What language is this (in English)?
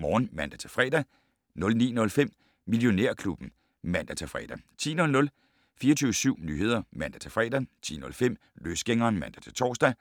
Danish